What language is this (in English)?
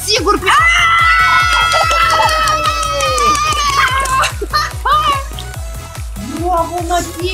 Romanian